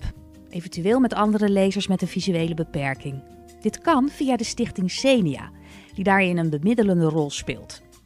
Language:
Dutch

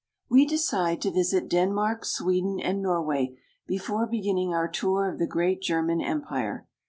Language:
English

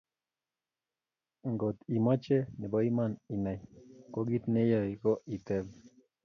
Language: Kalenjin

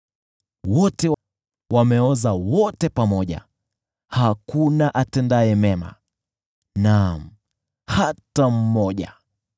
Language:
Swahili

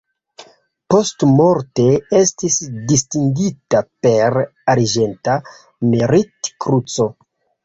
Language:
Esperanto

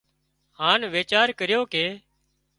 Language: Wadiyara Koli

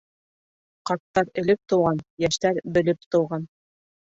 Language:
Bashkir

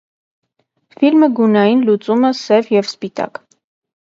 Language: Armenian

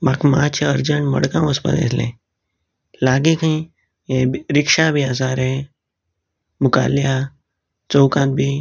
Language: Konkani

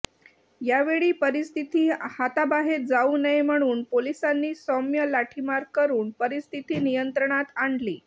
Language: Marathi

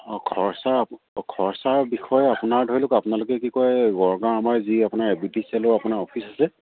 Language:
Assamese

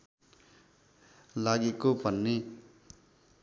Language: Nepali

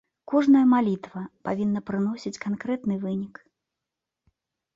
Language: Belarusian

